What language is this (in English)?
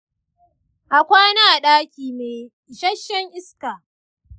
Hausa